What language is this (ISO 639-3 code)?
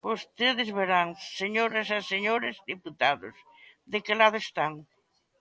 glg